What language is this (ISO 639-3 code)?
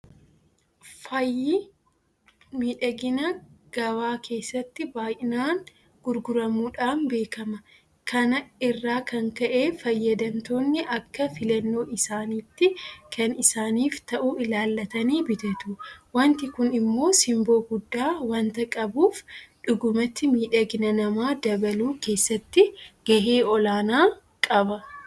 orm